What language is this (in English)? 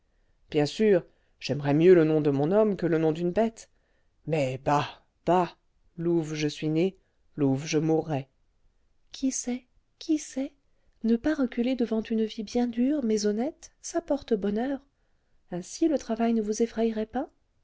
French